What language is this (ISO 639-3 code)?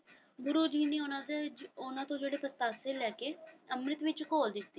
pan